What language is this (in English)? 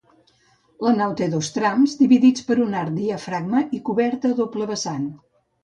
Catalan